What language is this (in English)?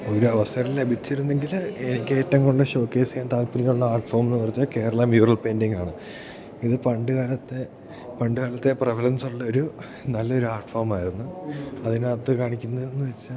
Malayalam